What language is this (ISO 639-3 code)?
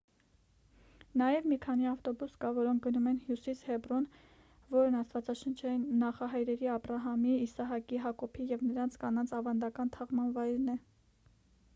hye